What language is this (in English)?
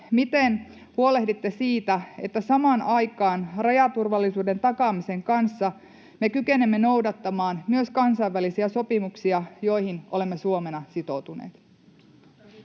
Finnish